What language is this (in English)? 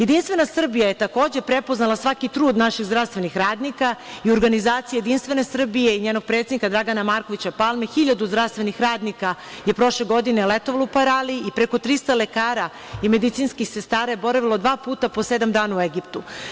Serbian